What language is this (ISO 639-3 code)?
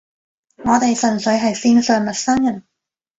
yue